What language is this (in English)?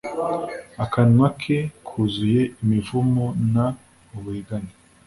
Kinyarwanda